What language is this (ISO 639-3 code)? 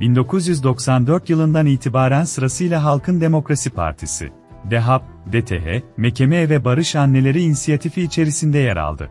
tur